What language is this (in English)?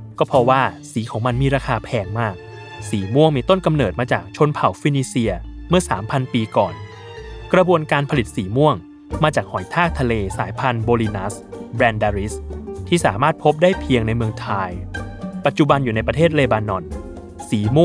Thai